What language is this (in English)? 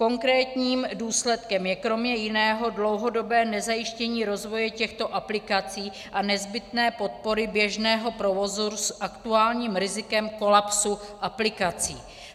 Czech